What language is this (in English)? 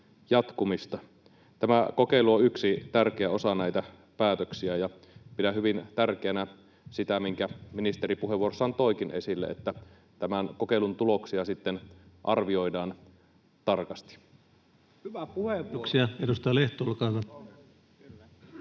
Finnish